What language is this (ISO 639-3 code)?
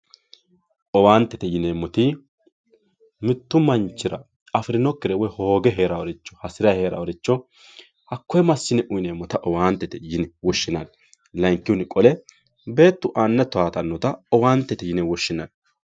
sid